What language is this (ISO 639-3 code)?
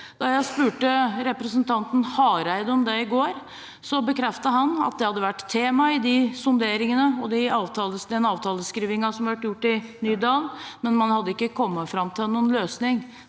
nor